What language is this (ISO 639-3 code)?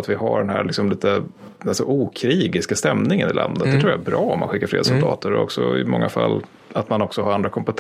swe